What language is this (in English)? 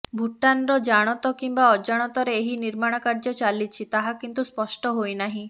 Odia